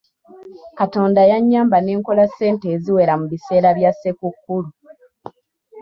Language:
Ganda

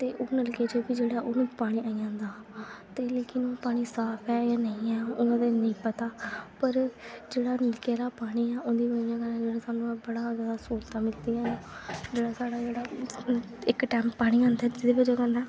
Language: Dogri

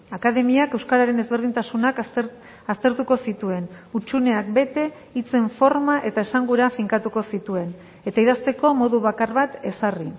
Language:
Basque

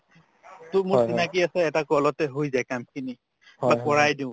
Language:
Assamese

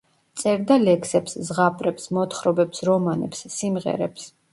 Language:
Georgian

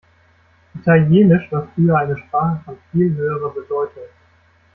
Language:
German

